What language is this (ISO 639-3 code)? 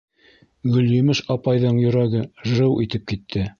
bak